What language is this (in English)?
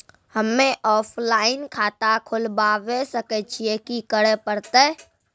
Maithili